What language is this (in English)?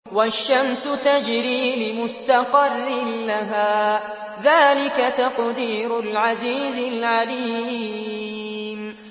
Arabic